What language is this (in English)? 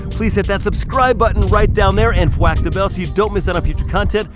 English